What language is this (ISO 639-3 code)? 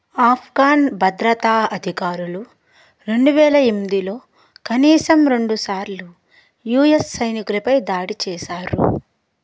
tel